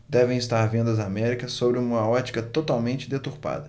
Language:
Portuguese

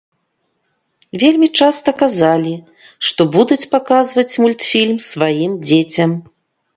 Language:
Belarusian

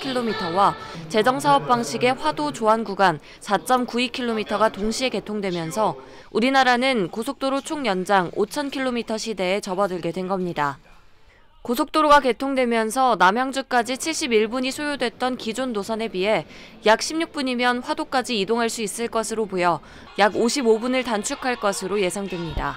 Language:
Korean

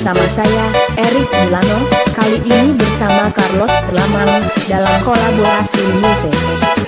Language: Indonesian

